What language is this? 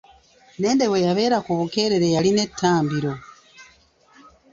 Ganda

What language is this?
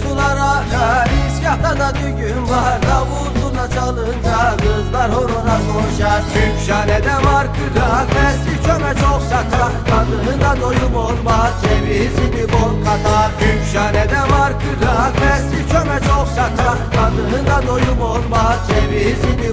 Turkish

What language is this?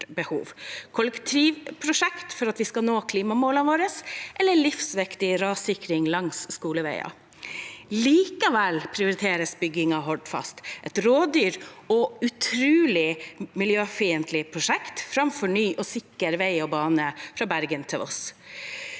Norwegian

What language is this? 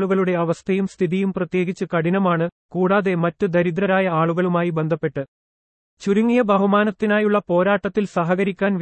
Malayalam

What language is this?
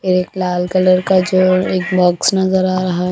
Hindi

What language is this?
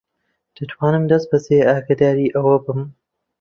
Central Kurdish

